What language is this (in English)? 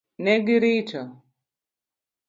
Luo (Kenya and Tanzania)